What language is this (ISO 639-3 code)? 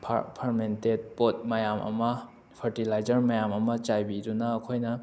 mni